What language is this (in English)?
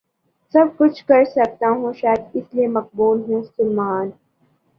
Urdu